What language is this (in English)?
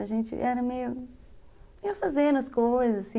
Portuguese